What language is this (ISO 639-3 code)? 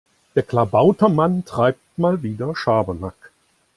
deu